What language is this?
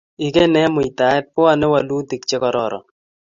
Kalenjin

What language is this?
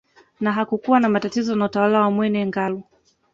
Swahili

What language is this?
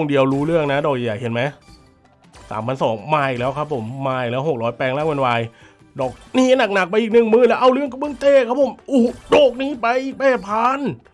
Thai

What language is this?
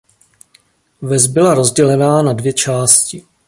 Czech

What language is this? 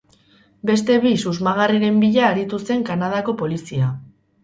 Basque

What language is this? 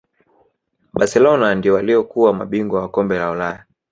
Swahili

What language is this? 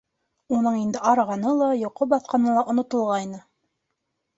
Bashkir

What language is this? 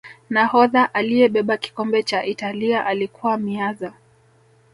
Swahili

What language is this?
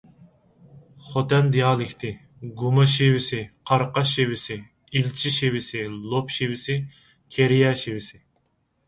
Uyghur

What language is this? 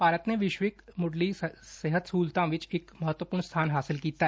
Punjabi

